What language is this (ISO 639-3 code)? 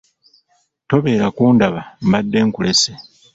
lug